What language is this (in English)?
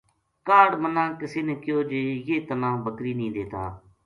Gujari